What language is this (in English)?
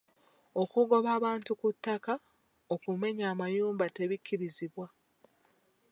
Ganda